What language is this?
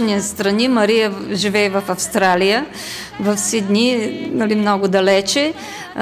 Bulgarian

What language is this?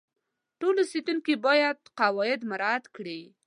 Pashto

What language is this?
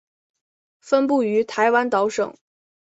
Chinese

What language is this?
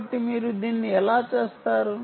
Telugu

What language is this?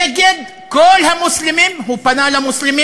Hebrew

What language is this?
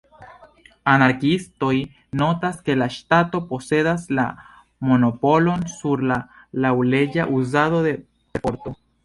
Esperanto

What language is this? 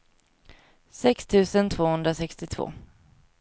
Swedish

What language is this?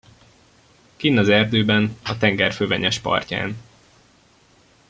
Hungarian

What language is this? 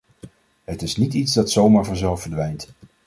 Dutch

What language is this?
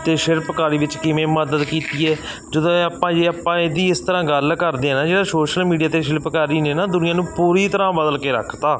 Punjabi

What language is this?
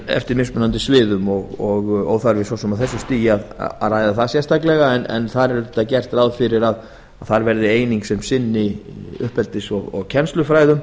Icelandic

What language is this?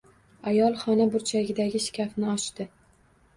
Uzbek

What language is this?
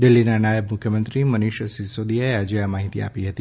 Gujarati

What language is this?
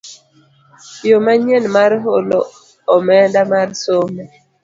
Luo (Kenya and Tanzania)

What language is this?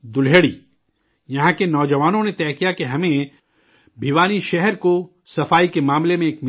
Urdu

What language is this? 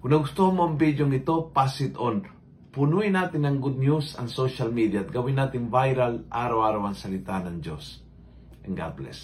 Filipino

